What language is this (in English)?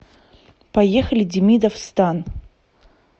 Russian